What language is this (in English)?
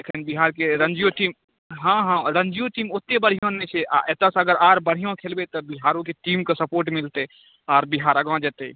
Maithili